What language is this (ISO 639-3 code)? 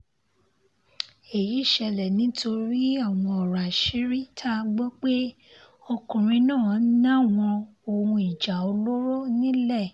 yor